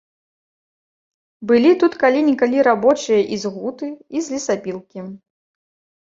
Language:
Belarusian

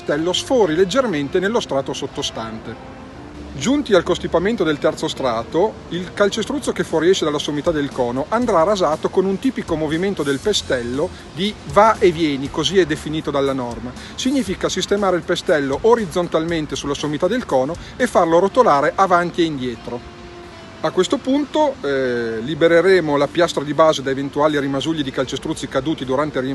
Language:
Italian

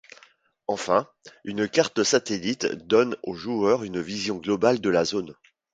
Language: French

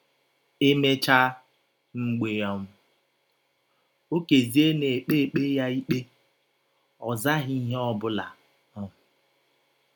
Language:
Igbo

